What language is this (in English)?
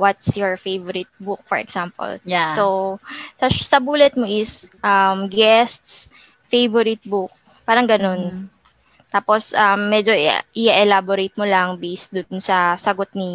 Filipino